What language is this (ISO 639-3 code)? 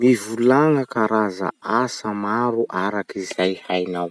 msh